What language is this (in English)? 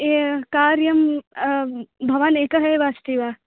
Sanskrit